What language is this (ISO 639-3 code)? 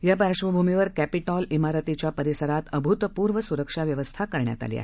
mar